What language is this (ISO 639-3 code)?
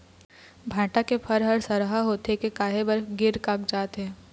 hne